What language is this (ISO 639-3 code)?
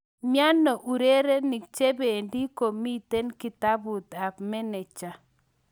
kln